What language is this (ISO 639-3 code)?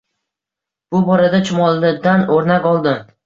uzb